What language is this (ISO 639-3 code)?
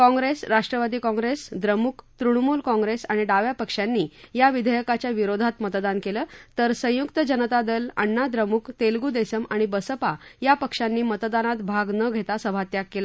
mar